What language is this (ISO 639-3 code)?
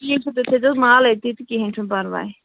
kas